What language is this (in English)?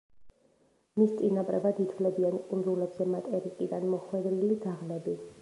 Georgian